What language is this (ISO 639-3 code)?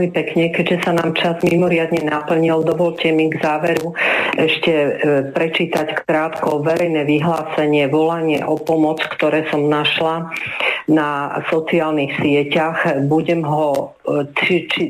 slk